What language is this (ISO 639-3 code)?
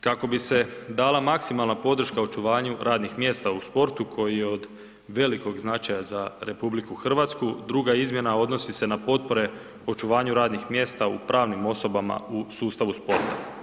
hrv